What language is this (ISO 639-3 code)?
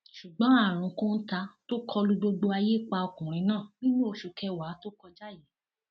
yor